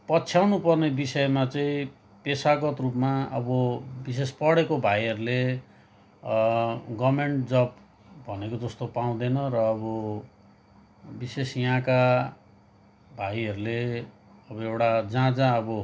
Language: Nepali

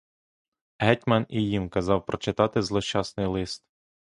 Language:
Ukrainian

